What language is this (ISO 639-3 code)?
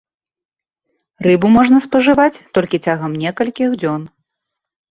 bel